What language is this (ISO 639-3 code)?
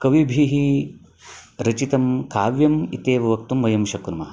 san